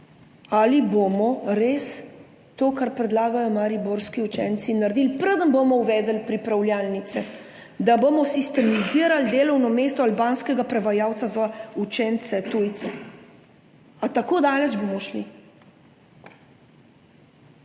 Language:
Slovenian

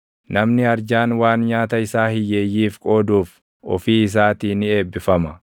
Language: Oromo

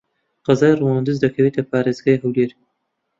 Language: Central Kurdish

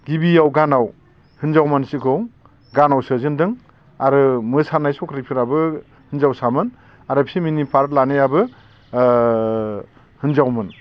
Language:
Bodo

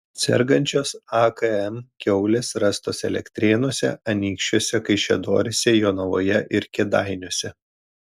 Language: Lithuanian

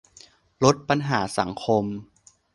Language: Thai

